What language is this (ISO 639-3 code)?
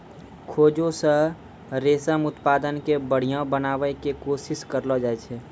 mai